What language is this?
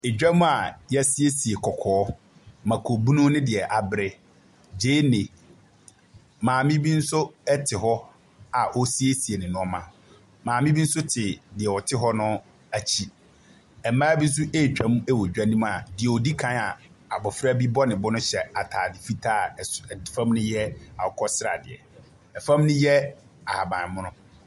Akan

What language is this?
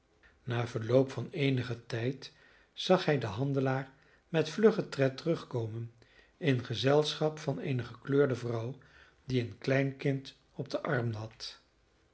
Dutch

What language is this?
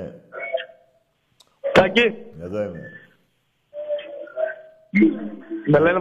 Greek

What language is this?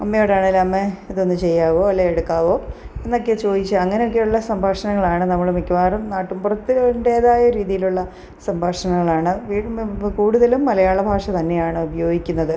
Malayalam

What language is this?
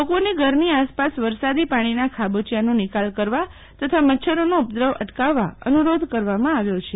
Gujarati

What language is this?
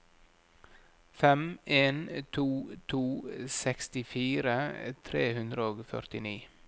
Norwegian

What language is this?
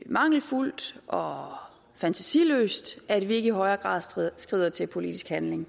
Danish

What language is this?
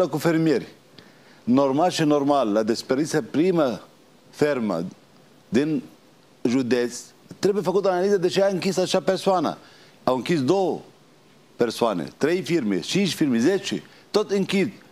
Romanian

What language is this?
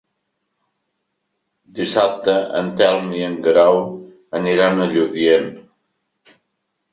Catalan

